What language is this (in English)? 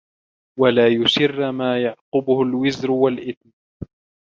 Arabic